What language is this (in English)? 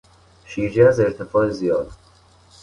Persian